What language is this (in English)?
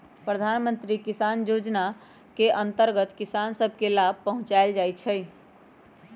Magahi